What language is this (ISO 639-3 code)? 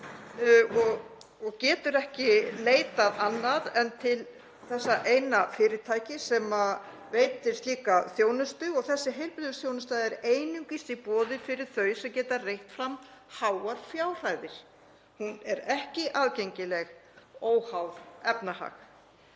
isl